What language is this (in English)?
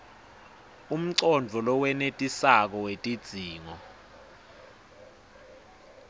Swati